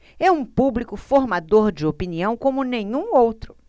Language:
Portuguese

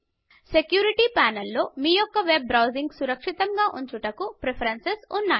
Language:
Telugu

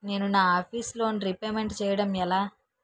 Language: Telugu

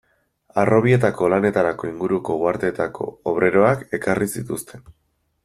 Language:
Basque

